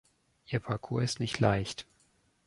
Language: German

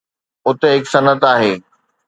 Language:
Sindhi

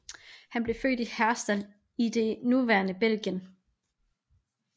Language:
Danish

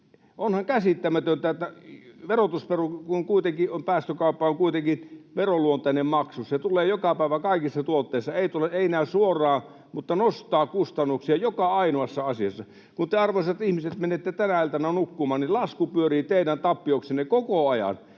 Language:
Finnish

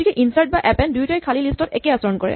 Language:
Assamese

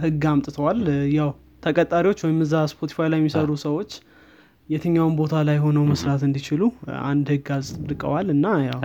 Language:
Amharic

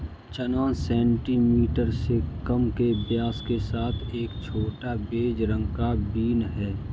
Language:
Hindi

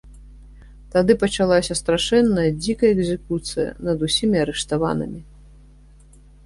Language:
Belarusian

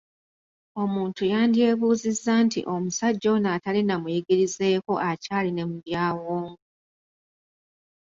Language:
Ganda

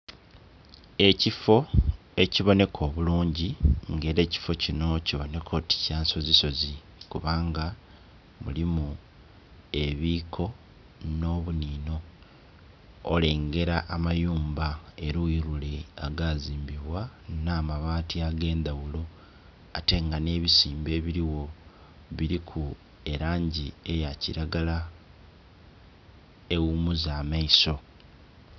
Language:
Soga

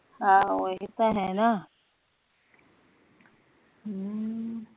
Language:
Punjabi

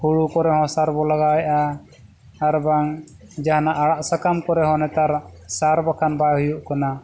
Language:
Santali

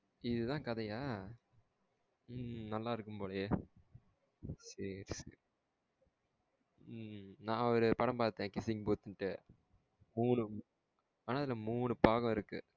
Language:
Tamil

